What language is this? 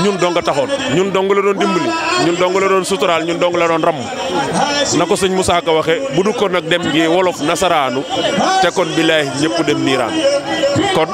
French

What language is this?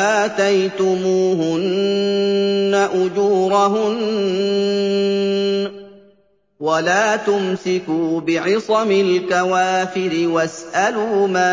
Arabic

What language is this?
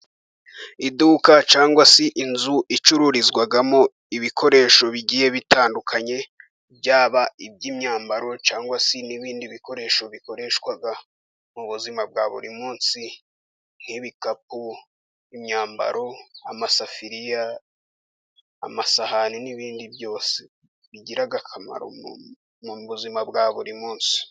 Kinyarwanda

